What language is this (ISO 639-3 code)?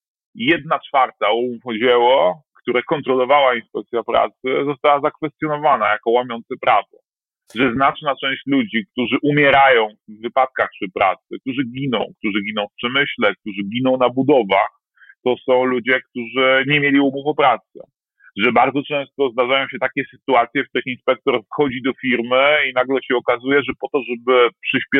pol